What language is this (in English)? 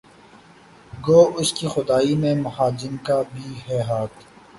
Urdu